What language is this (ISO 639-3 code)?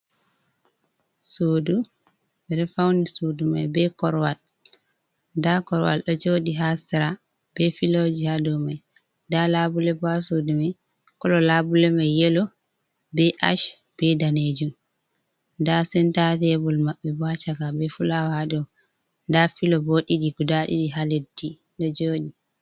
ful